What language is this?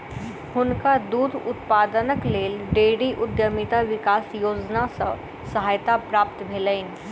Maithili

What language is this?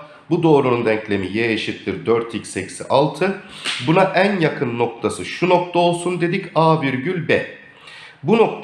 Turkish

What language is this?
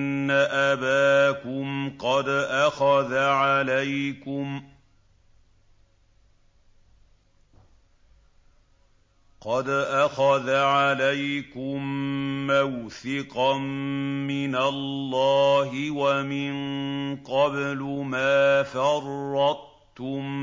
Arabic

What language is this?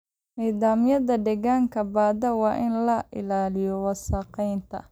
Somali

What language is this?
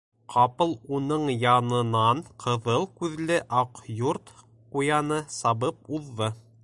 Bashkir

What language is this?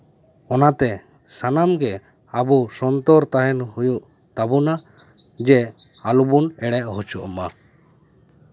Santali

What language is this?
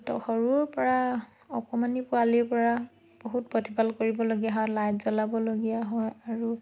Assamese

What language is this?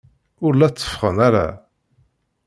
Kabyle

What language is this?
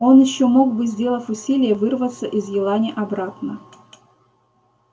Russian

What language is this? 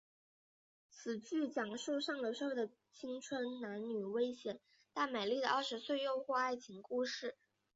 Chinese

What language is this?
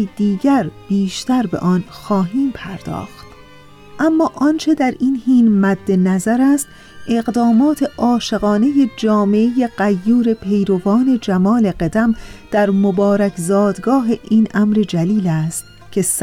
Persian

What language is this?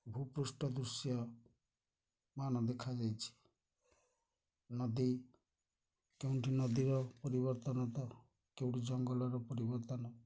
Odia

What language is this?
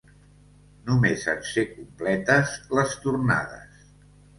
Catalan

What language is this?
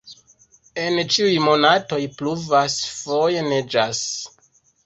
Esperanto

